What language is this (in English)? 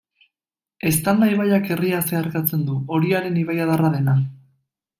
Basque